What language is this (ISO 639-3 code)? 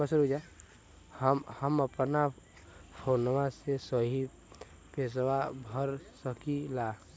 bho